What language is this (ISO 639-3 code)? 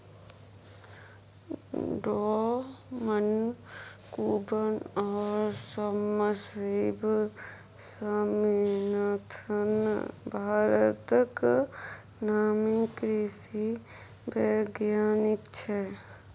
mai